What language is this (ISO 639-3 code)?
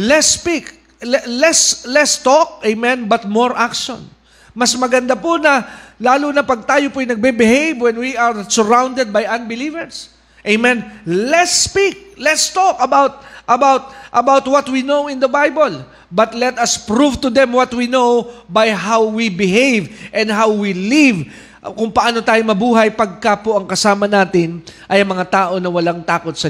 fil